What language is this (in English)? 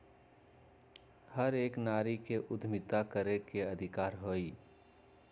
Magahi